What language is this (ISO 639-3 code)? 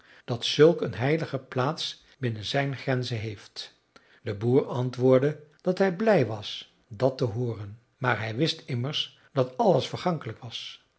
nld